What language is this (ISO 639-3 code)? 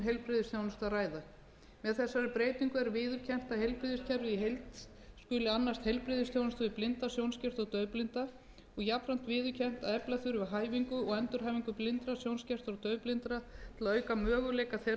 isl